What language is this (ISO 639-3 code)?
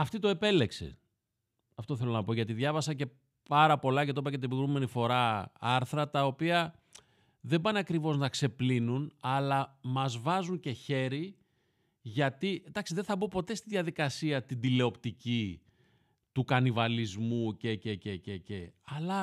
ell